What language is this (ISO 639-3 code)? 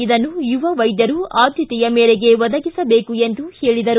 kan